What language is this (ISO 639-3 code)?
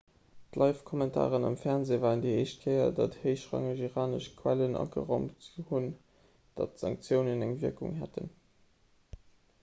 ltz